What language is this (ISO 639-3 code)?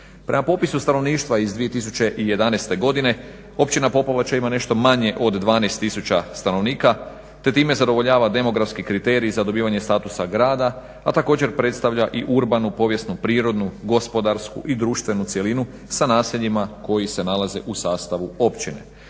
hrv